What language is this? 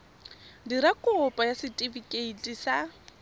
Tswana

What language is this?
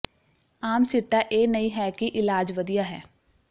Punjabi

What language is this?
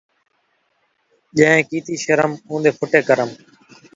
Saraiki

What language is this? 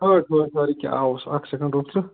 Kashmiri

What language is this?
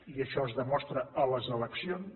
Catalan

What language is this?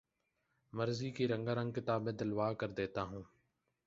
Urdu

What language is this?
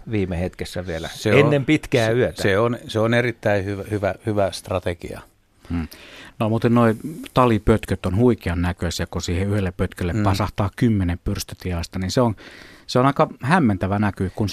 Finnish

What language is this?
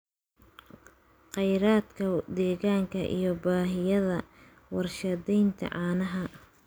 Somali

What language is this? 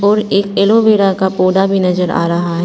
Hindi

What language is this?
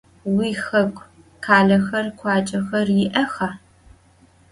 Adyghe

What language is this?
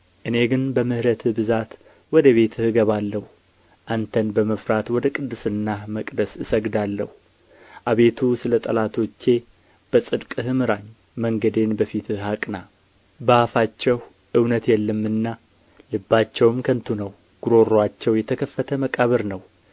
Amharic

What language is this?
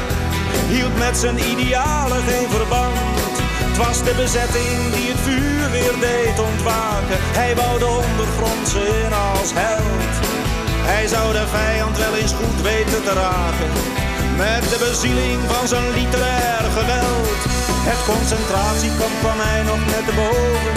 Dutch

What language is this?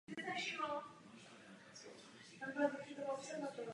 Czech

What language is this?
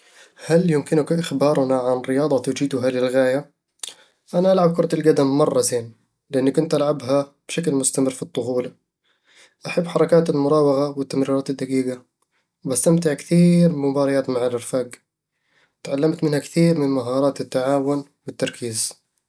Eastern Egyptian Bedawi Arabic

